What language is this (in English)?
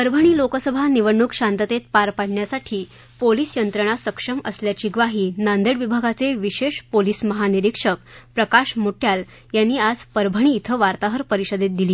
Marathi